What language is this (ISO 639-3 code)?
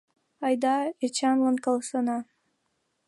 chm